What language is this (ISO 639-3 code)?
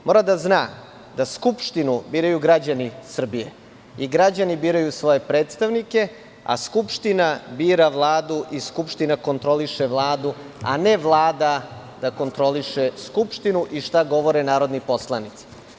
srp